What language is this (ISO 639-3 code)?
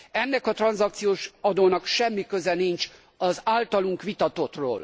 hun